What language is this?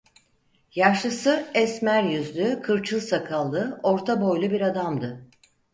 Turkish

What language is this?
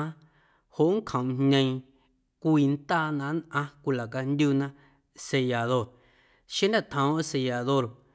Guerrero Amuzgo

